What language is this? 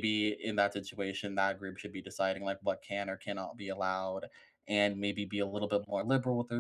English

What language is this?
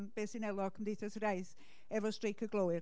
Welsh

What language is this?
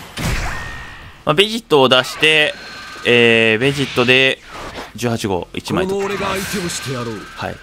Japanese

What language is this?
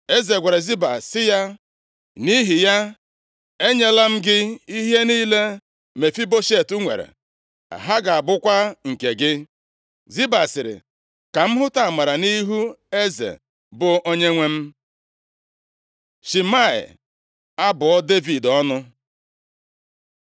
Igbo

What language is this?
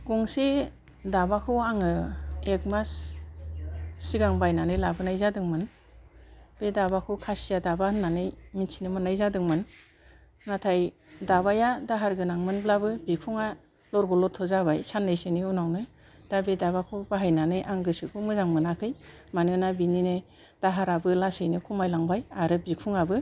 Bodo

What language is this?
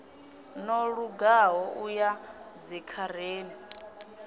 Venda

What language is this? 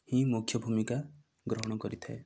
Odia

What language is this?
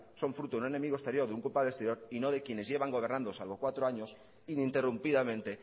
Spanish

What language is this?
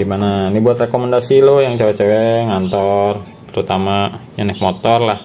Indonesian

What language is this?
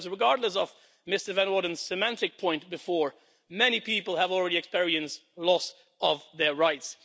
English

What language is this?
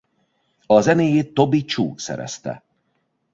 Hungarian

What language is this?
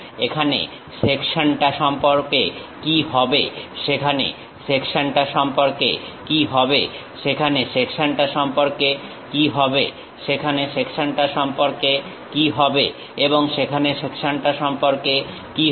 Bangla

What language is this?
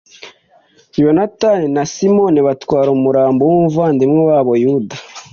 Kinyarwanda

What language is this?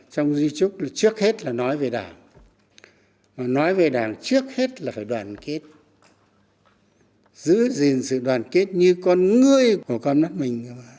Vietnamese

